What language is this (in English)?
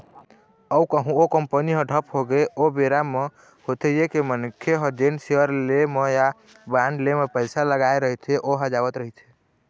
Chhattisgarhi